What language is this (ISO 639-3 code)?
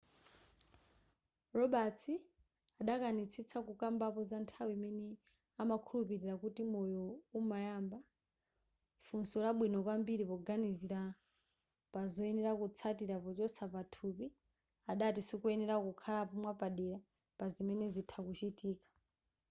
nya